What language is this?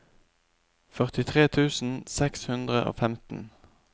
Norwegian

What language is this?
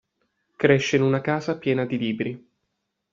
Italian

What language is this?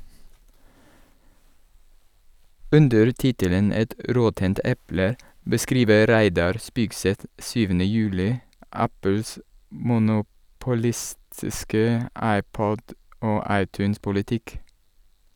Norwegian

